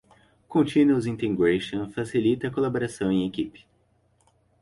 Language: Portuguese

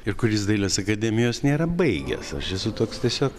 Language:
Lithuanian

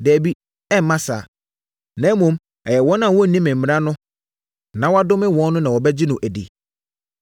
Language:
Akan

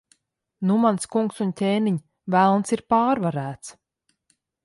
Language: Latvian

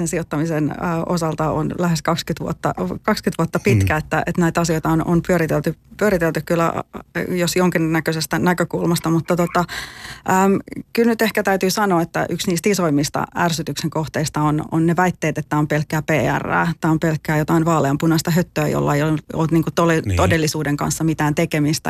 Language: Finnish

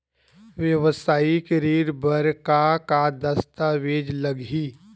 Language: Chhattisgarhi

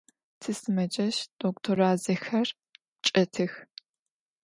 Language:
Adyghe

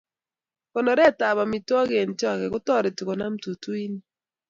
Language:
Kalenjin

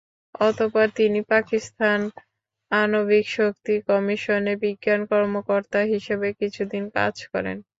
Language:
Bangla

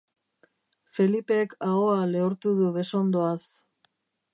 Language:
Basque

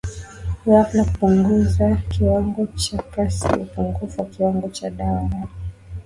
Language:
Swahili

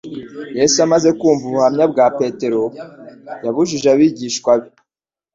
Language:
Kinyarwanda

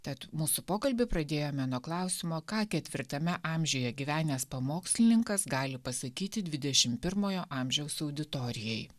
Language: Lithuanian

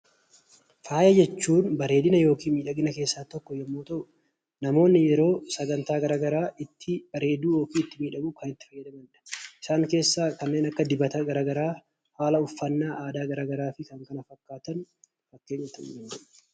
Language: Oromo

